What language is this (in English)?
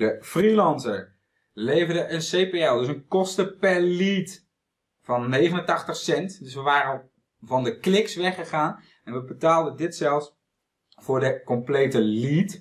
Dutch